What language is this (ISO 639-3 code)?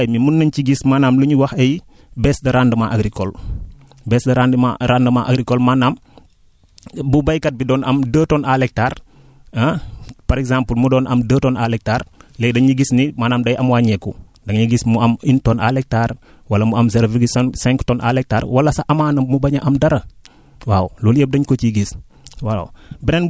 wol